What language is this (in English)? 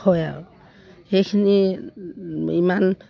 Assamese